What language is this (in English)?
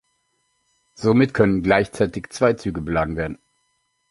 German